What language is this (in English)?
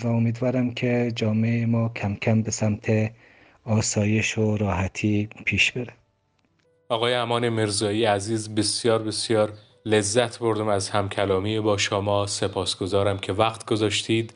Persian